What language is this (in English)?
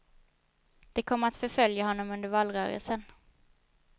Swedish